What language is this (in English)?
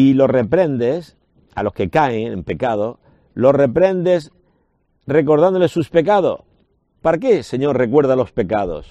Spanish